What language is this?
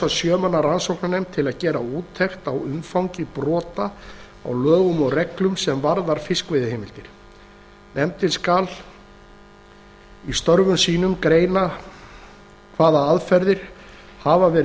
Icelandic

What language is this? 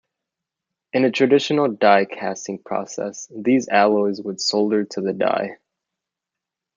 English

